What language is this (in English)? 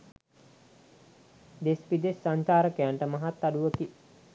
Sinhala